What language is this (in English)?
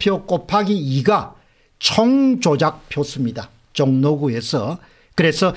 Korean